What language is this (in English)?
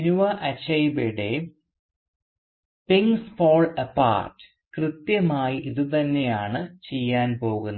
Malayalam